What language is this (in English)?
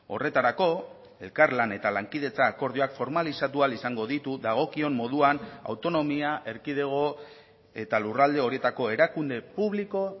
Basque